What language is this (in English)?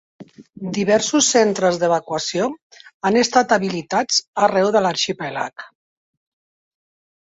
Catalan